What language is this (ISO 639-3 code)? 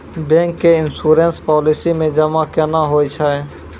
mai